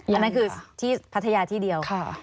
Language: Thai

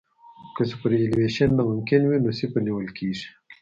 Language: Pashto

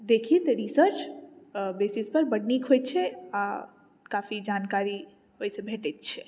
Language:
Maithili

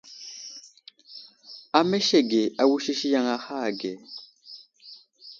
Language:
Wuzlam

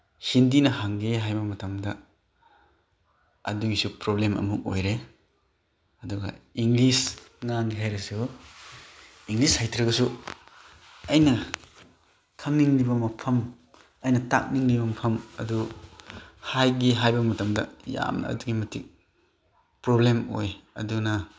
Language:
Manipuri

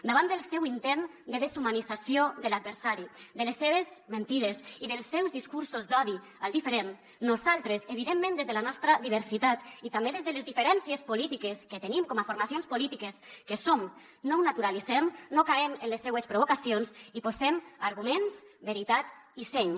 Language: Catalan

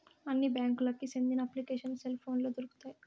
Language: Telugu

